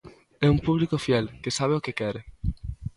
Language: Galician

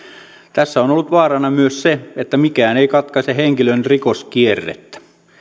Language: Finnish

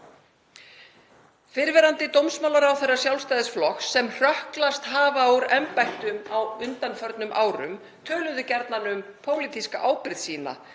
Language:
Icelandic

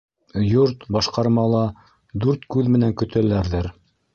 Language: Bashkir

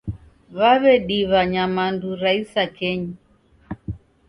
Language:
Taita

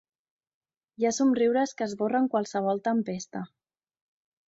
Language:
Catalan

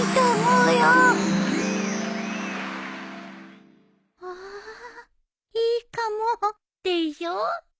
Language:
Japanese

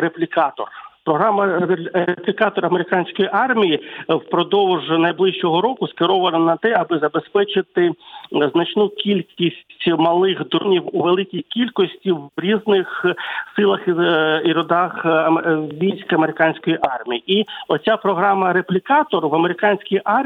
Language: Ukrainian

